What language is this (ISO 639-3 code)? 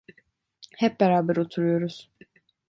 tur